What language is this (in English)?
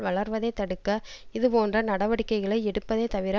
Tamil